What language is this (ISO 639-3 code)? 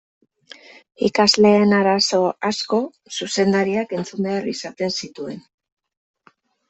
eus